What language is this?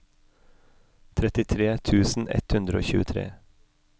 Norwegian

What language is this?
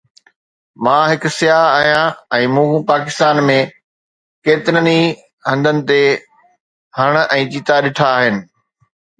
Sindhi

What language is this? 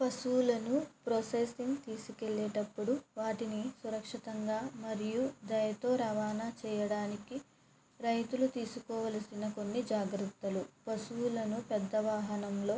Telugu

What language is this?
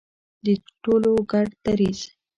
Pashto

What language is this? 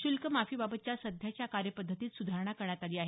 Marathi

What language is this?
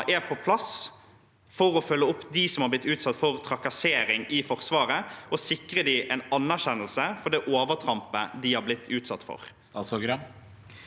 Norwegian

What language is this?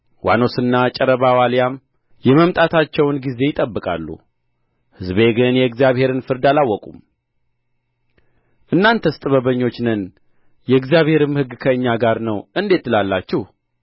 Amharic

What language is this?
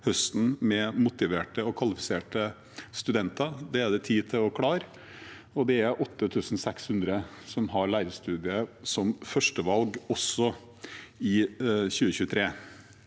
Norwegian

